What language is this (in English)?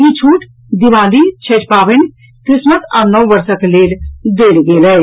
Maithili